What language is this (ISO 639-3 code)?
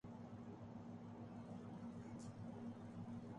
urd